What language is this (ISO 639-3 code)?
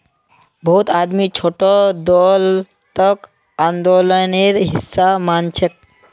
mag